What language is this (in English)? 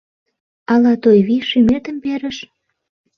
Mari